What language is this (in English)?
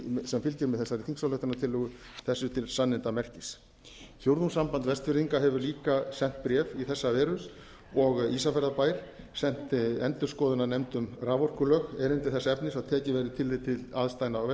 Icelandic